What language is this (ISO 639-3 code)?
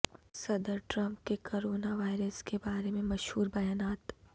urd